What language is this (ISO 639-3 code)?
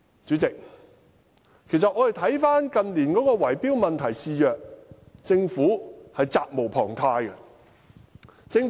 yue